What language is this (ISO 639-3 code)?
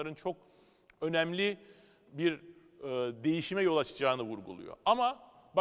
tur